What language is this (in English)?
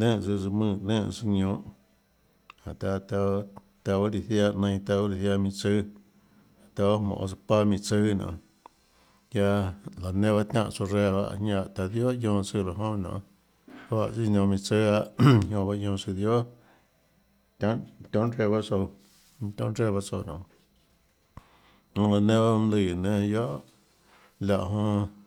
Tlacoatzintepec Chinantec